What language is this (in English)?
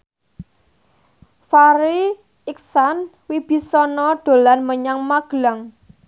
Javanese